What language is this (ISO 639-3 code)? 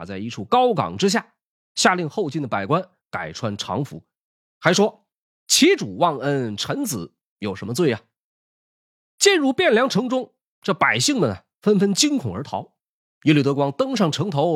zho